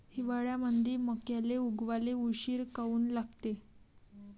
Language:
Marathi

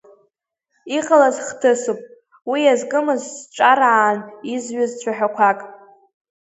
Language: Abkhazian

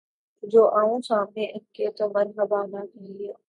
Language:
Urdu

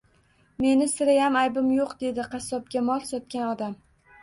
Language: Uzbek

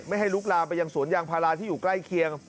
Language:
Thai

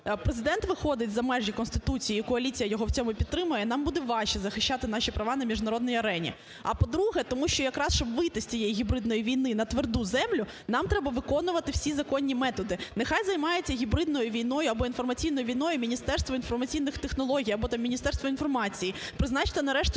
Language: Ukrainian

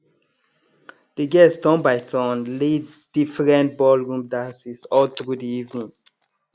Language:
Nigerian Pidgin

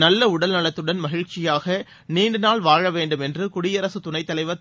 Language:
Tamil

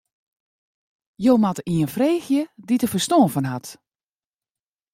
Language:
Western Frisian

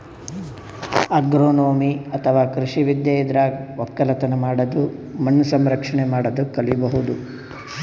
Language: Kannada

